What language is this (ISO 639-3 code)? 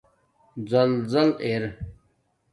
dmk